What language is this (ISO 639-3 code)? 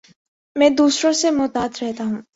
urd